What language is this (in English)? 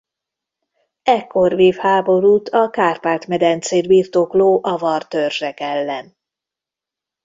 Hungarian